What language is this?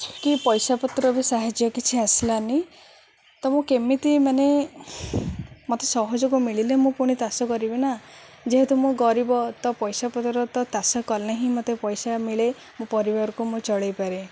Odia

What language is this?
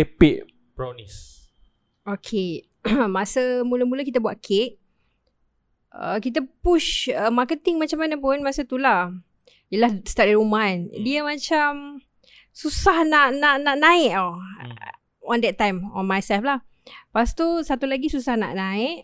Malay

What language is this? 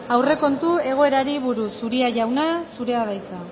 Basque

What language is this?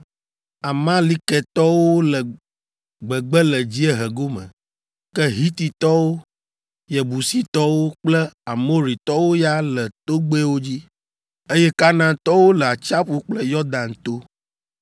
Ewe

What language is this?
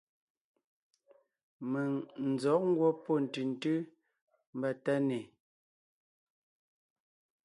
Ngiemboon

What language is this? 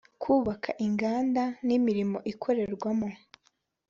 Kinyarwanda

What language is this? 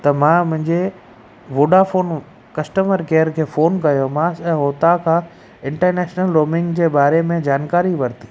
Sindhi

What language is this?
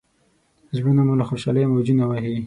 Pashto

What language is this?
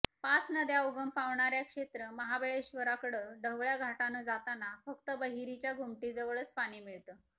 Marathi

